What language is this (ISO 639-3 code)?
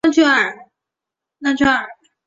zho